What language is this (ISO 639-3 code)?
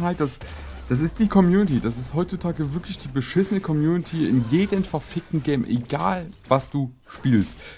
deu